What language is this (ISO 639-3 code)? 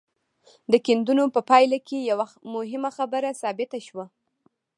pus